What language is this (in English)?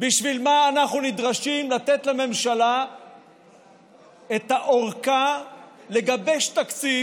Hebrew